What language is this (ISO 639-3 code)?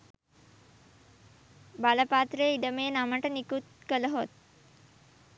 sin